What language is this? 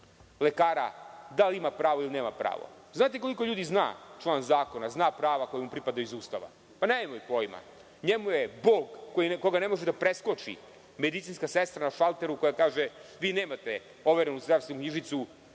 Serbian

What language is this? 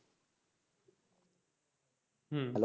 Bangla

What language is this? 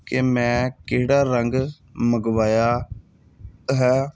Punjabi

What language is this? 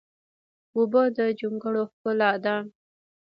Pashto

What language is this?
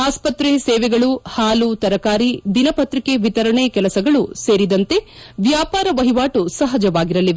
Kannada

